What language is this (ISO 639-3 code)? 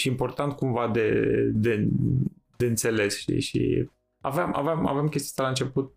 ron